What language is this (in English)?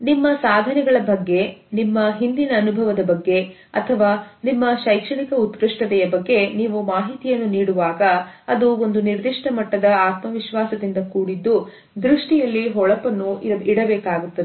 Kannada